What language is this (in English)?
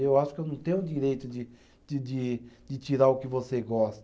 Portuguese